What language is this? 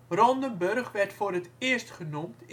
Dutch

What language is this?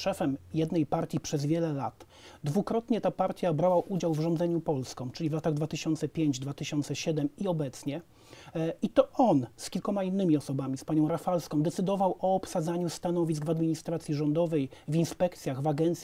Polish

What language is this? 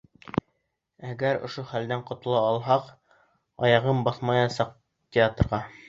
Bashkir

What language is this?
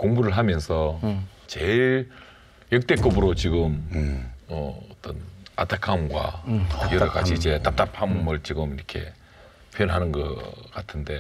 Korean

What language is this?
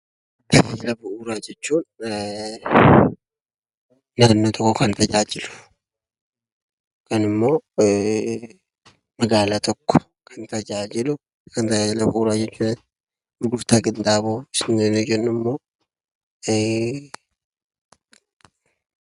Oromo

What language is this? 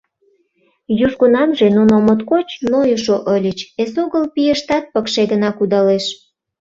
Mari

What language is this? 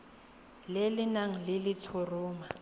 Tswana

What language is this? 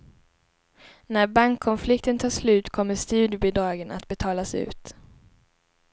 Swedish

